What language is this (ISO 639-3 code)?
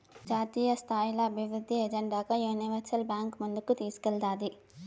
tel